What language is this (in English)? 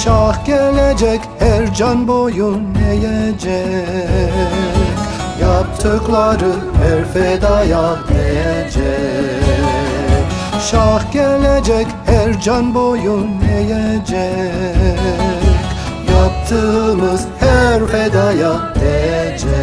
Turkish